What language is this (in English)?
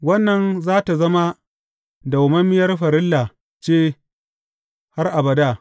Hausa